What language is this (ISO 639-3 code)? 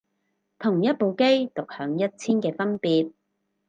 yue